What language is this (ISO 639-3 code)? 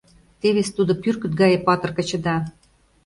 chm